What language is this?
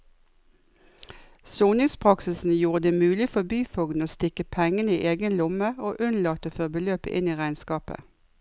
Norwegian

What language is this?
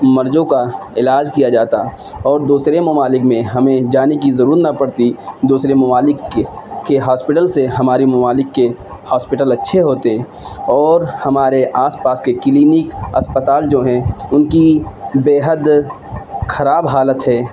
Urdu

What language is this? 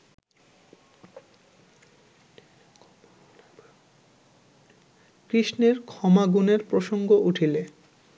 Bangla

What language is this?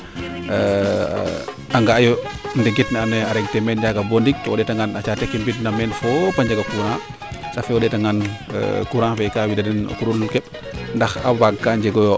Serer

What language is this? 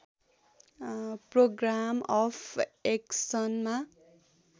Nepali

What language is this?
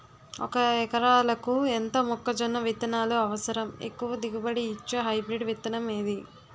Telugu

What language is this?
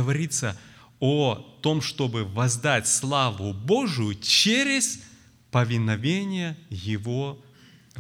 Russian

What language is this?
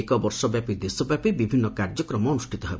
Odia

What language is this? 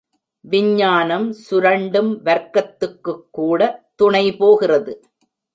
Tamil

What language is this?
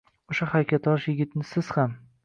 Uzbek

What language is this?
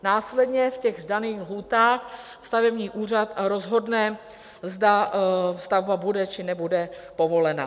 Czech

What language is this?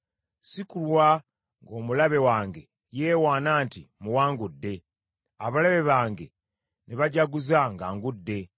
Ganda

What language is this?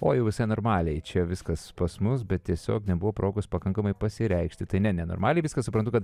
Lithuanian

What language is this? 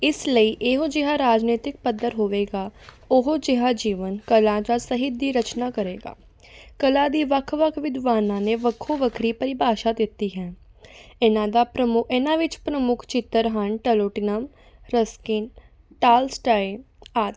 Punjabi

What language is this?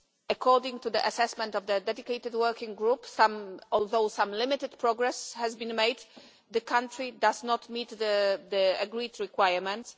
English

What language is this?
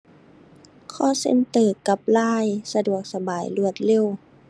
Thai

